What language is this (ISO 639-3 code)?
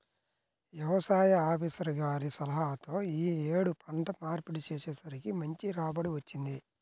tel